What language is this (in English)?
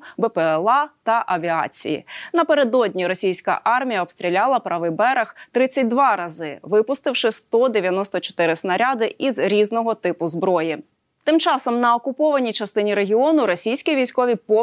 Ukrainian